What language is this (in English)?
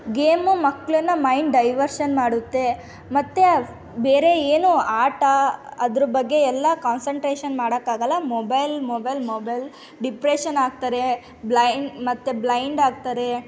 Kannada